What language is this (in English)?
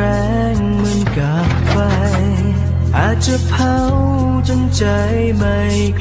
Thai